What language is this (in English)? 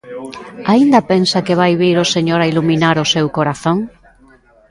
Galician